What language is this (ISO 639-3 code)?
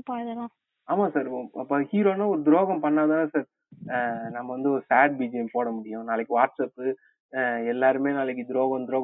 tam